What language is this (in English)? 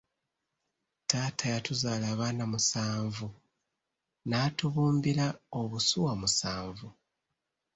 Ganda